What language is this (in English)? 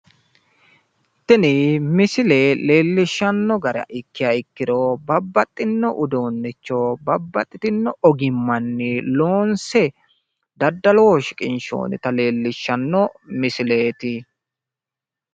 Sidamo